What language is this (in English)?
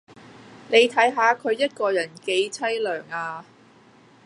Cantonese